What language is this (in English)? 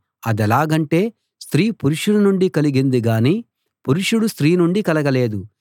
Telugu